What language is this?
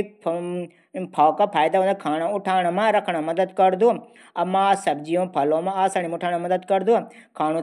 Garhwali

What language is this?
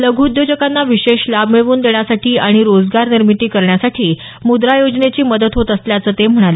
Marathi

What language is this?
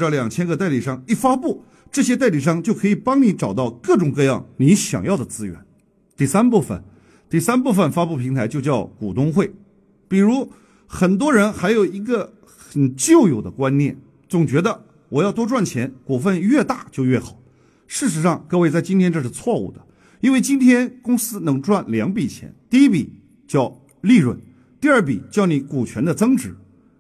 Chinese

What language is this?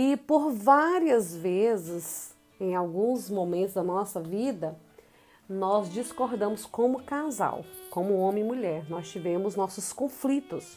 Portuguese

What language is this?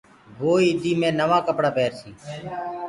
Gurgula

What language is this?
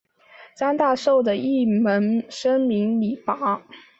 Chinese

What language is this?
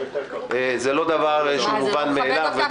Hebrew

